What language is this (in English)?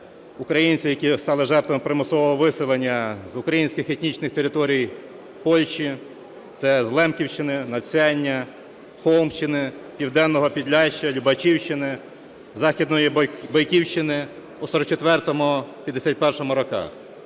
Ukrainian